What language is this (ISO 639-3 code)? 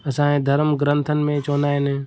snd